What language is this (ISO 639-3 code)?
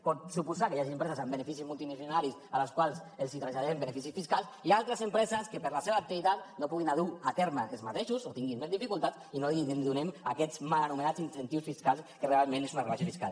cat